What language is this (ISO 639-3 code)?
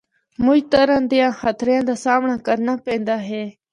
hno